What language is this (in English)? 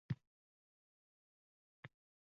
Uzbek